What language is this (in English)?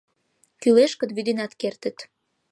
Mari